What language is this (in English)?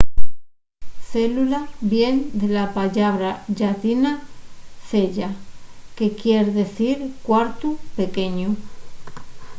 Asturian